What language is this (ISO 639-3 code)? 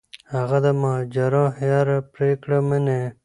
pus